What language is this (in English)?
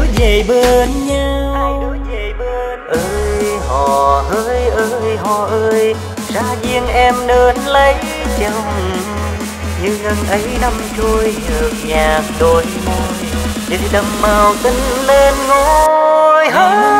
Vietnamese